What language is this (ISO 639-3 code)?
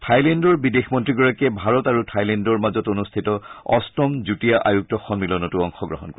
asm